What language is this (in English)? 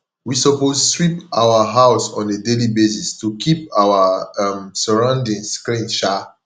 Nigerian Pidgin